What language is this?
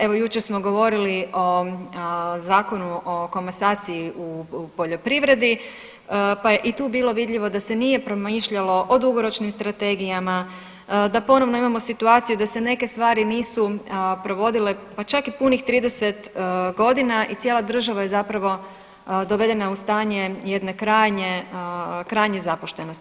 Croatian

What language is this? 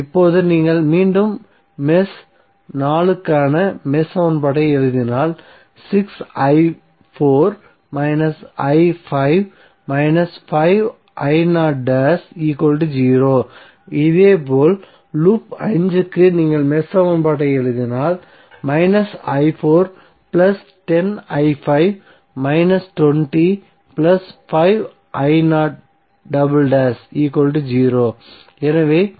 Tamil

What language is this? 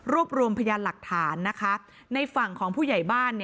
Thai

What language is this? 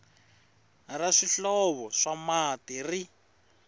Tsonga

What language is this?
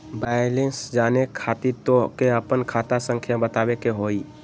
Magahi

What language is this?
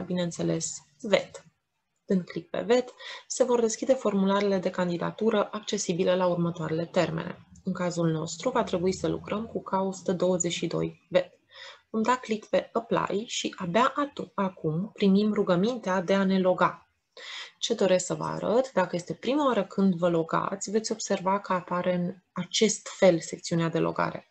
Romanian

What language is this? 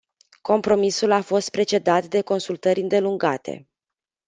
Romanian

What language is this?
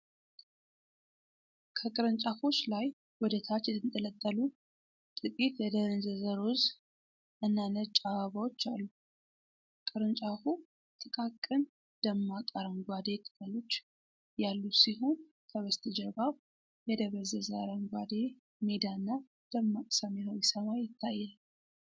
Amharic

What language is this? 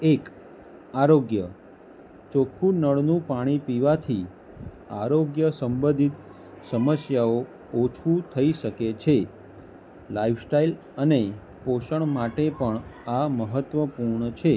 Gujarati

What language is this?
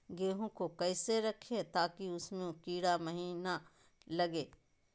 Magahi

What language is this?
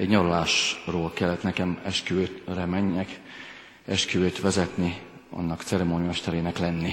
Hungarian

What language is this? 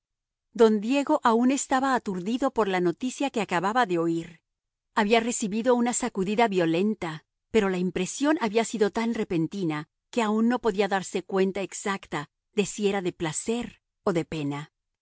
Spanish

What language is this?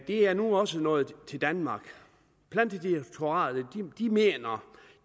Danish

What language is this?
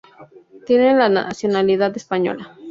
Spanish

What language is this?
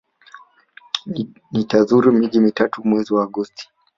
Swahili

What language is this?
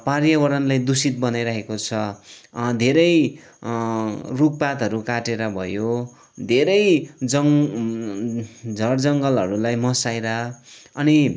Nepali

